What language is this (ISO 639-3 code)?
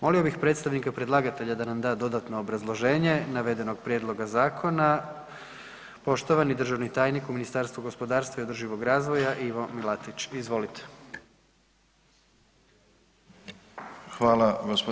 hrv